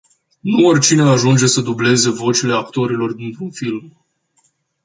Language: Romanian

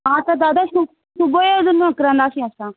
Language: Sindhi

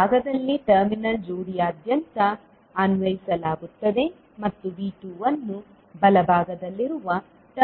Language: Kannada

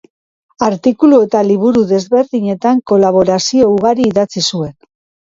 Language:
Basque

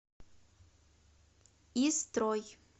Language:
Russian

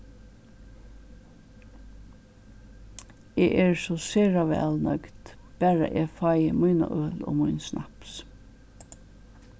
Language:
Faroese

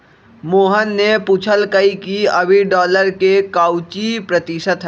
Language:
Magahi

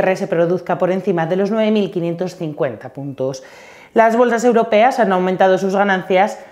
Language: Spanish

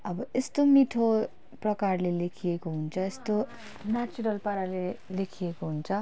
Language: Nepali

